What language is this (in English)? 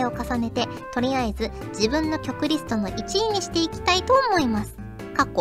Japanese